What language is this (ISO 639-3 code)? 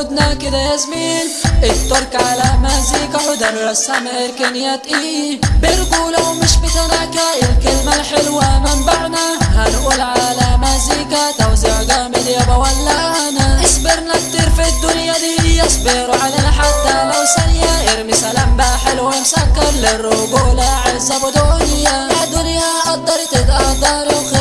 ara